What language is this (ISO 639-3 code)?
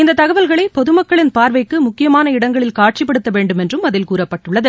tam